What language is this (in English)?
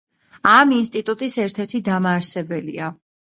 Georgian